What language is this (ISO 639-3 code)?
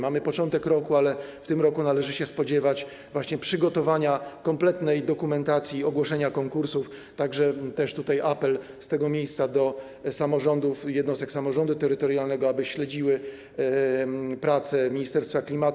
pol